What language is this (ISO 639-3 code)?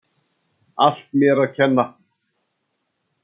isl